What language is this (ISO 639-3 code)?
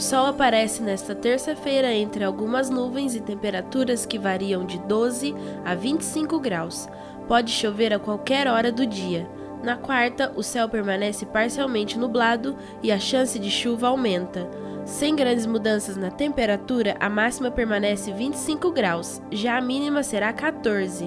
por